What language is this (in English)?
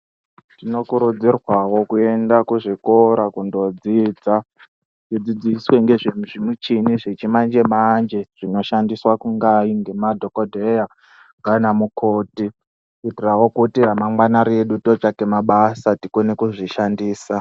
Ndau